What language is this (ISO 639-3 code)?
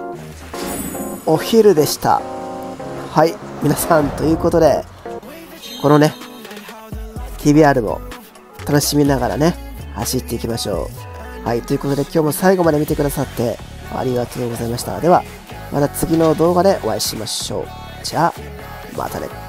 jpn